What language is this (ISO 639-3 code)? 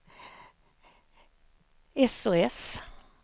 swe